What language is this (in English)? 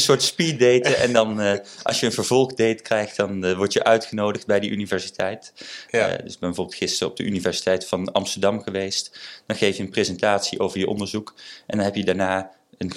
Dutch